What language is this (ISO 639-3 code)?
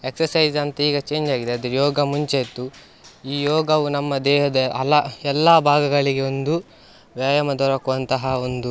kan